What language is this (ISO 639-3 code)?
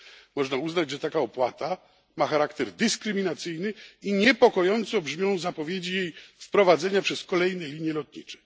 pol